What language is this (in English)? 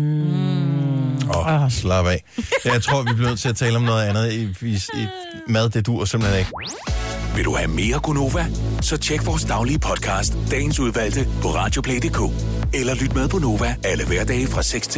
Danish